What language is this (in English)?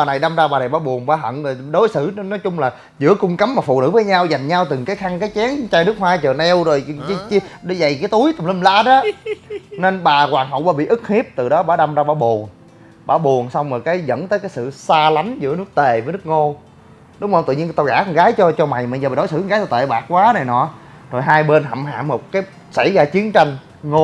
Vietnamese